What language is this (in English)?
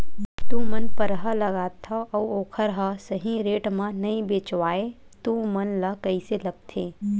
Chhattisgarhi